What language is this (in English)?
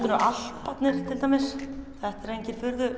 Icelandic